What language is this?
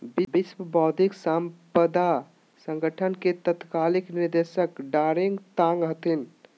Magahi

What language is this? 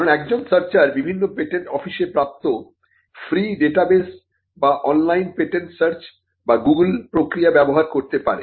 Bangla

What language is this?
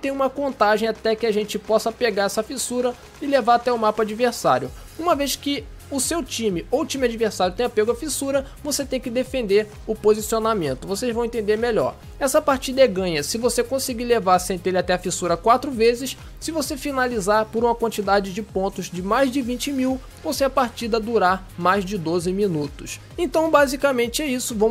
Portuguese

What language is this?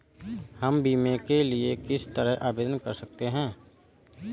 Hindi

